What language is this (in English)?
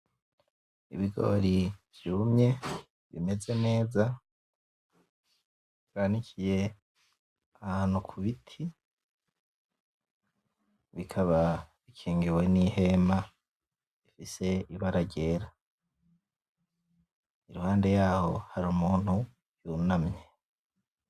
Rundi